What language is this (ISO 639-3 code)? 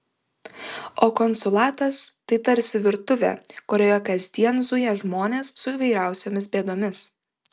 lit